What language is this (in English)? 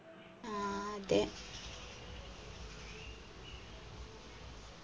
Malayalam